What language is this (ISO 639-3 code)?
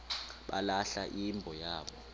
xho